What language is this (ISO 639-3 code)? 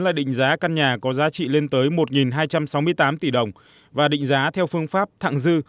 vie